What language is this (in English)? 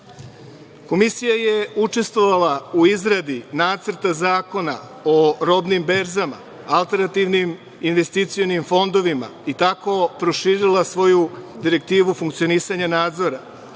Serbian